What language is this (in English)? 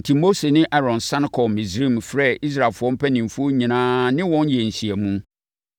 Akan